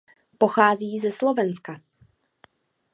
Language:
Czech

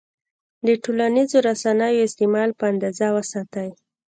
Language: Pashto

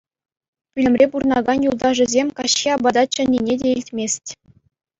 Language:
Chuvash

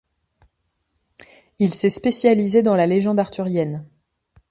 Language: French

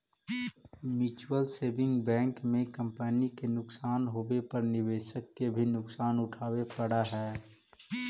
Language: Magahi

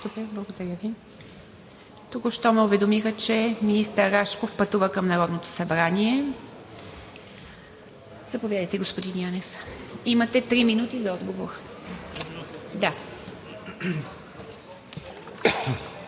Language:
Bulgarian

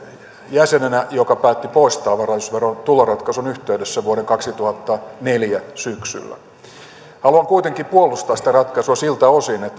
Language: Finnish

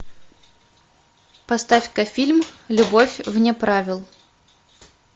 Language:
Russian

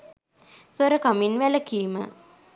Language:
Sinhala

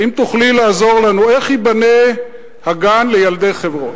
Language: Hebrew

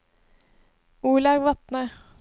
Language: Norwegian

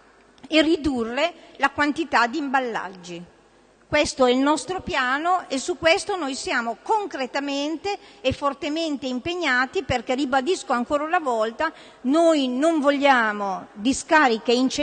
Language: Italian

